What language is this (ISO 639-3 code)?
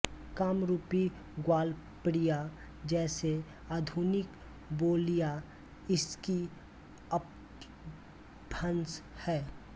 hin